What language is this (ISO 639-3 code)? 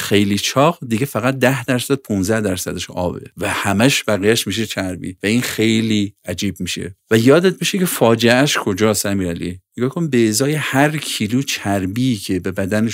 fas